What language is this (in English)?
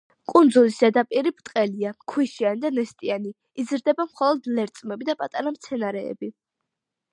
Georgian